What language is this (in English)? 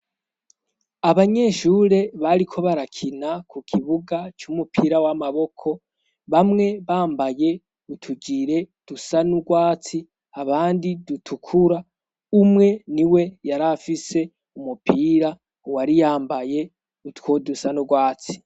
Rundi